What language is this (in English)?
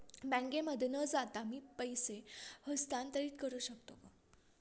Marathi